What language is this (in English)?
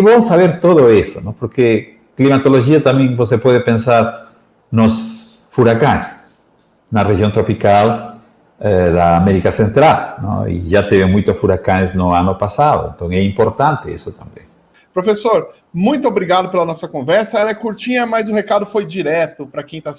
Portuguese